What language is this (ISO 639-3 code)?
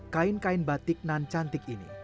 ind